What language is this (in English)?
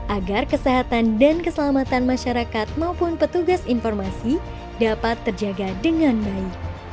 Indonesian